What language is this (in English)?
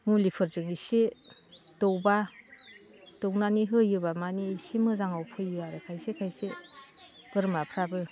Bodo